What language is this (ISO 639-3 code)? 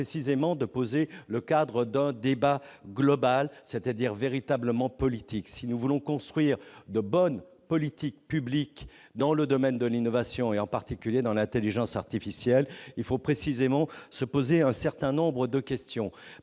fra